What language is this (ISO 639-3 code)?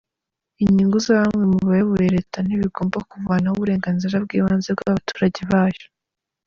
kin